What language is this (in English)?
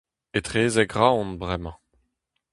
Breton